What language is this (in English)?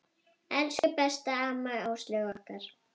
Icelandic